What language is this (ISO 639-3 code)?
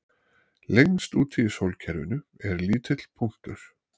isl